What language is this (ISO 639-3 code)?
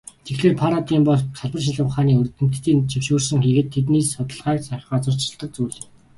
mon